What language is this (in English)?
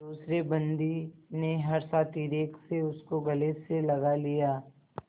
Hindi